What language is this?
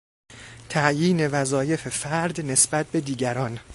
Persian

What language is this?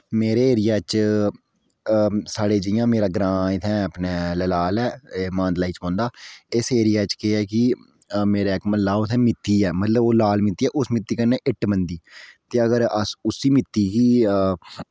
Dogri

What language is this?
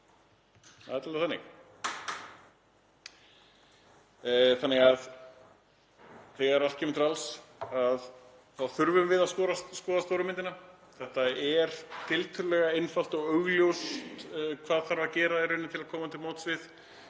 Icelandic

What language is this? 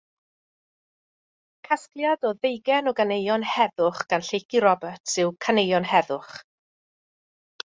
Welsh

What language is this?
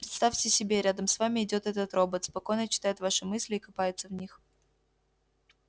Russian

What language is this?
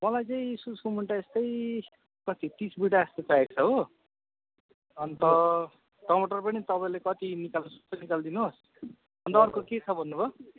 Nepali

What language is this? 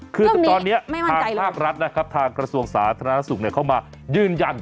Thai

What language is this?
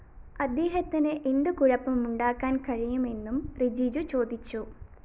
Malayalam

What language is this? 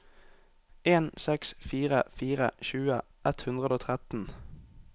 Norwegian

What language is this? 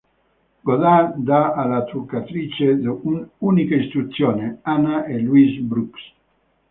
Italian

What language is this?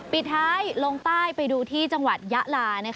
Thai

